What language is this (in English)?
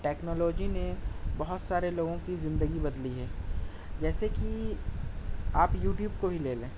Urdu